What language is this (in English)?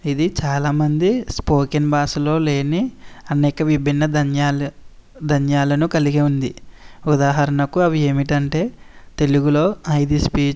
Telugu